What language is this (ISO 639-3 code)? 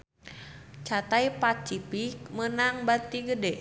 sun